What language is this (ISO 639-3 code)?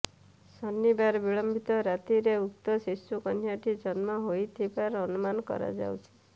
ori